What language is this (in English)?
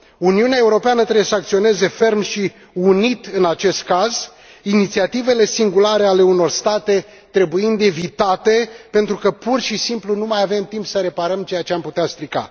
Romanian